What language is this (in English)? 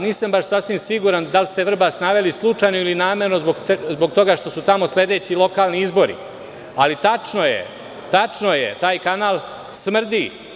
Serbian